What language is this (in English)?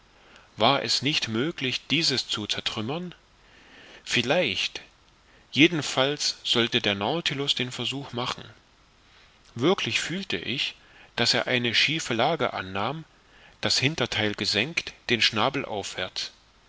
German